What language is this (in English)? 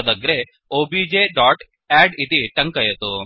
Sanskrit